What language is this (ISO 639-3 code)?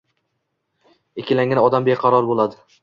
uzb